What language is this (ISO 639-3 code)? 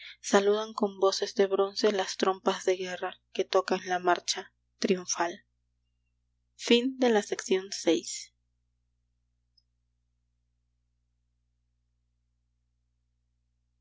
spa